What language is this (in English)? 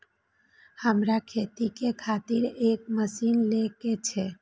Maithili